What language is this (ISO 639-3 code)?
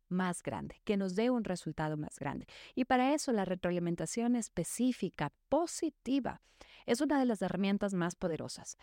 spa